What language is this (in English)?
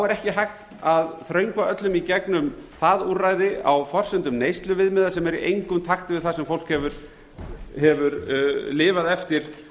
Icelandic